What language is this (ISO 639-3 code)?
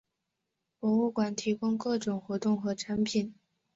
zho